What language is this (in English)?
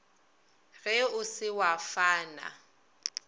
Northern Sotho